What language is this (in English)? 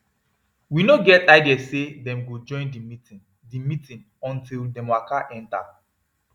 Nigerian Pidgin